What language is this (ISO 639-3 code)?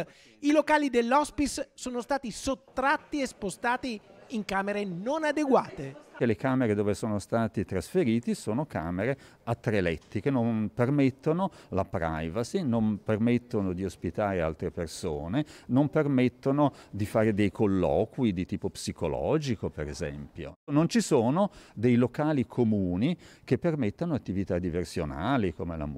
ita